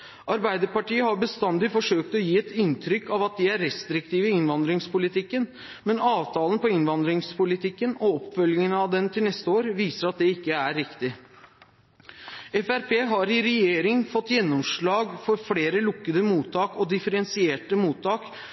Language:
Norwegian Bokmål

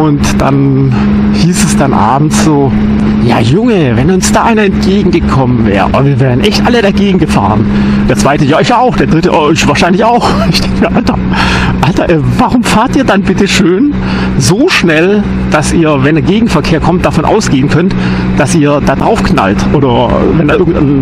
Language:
German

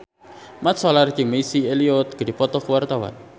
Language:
Sundanese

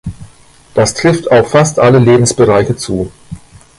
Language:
German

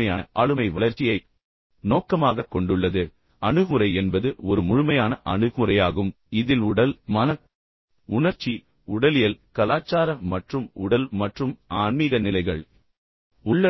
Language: Tamil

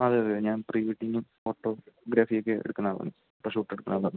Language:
Malayalam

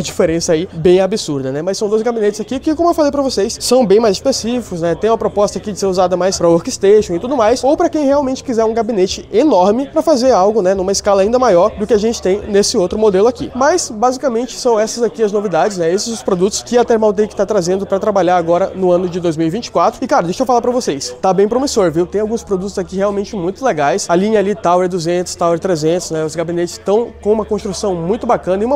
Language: Portuguese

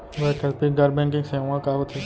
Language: Chhattisgarhi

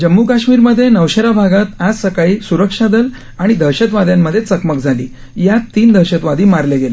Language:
Marathi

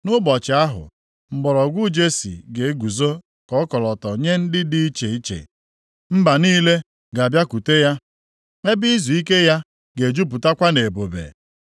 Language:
Igbo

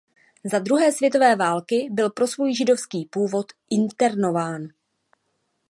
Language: Czech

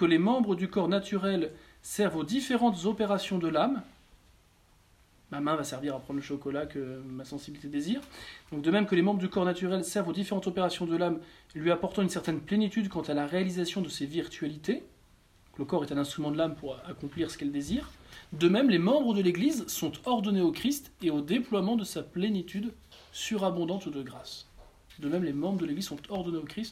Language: French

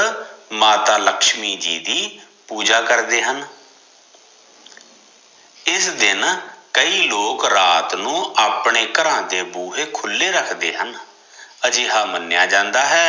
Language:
Punjabi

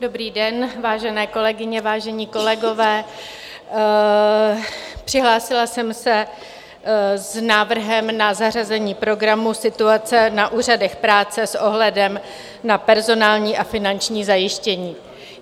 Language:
Czech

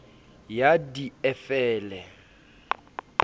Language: Southern Sotho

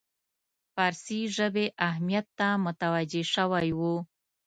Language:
Pashto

